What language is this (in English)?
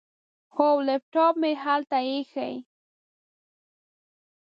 Pashto